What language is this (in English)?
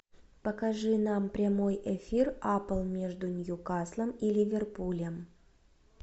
Russian